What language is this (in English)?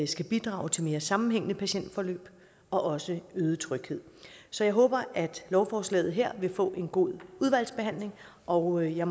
Danish